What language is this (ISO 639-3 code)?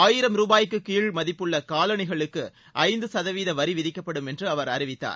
tam